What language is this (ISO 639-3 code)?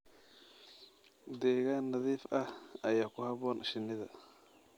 som